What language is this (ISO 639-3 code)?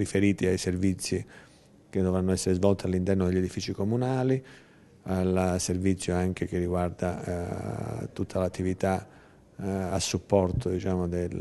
ita